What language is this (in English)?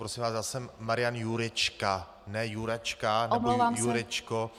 Czech